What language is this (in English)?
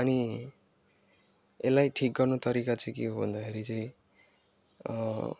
Nepali